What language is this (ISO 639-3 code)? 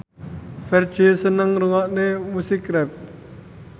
jav